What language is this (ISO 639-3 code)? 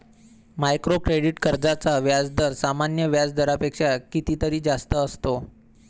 mar